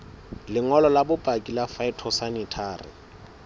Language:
Southern Sotho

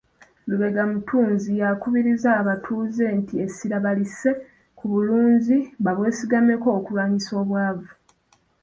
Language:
Ganda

